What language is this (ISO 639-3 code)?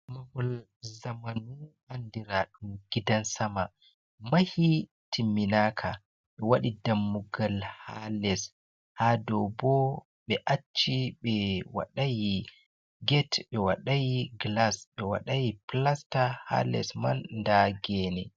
ful